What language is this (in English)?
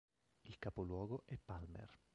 Italian